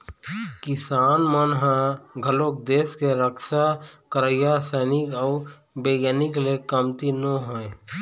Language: Chhattisgarhi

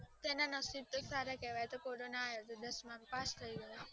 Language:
Gujarati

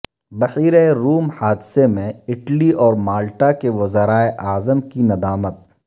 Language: Urdu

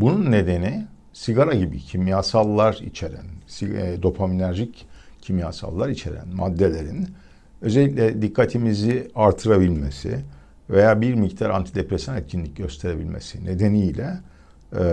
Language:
Turkish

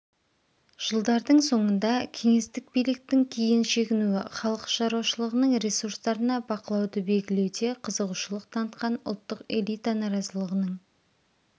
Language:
Kazakh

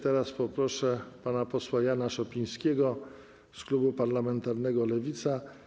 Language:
Polish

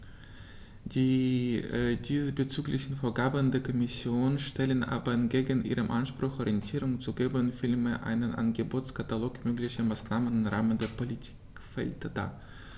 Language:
German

